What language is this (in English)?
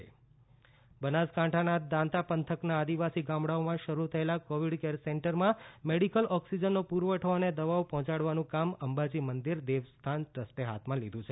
Gujarati